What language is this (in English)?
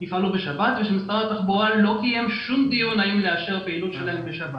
Hebrew